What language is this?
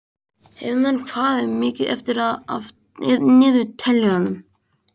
Icelandic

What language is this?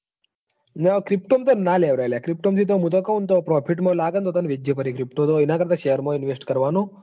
Gujarati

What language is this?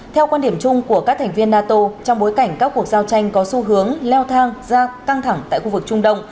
Vietnamese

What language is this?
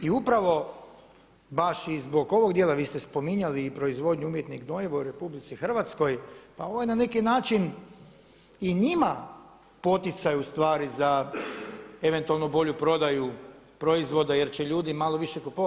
Croatian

